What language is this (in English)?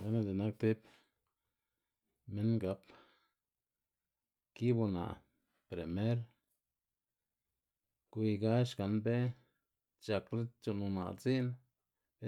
Xanaguía Zapotec